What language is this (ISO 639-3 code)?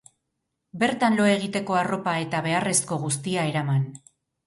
eus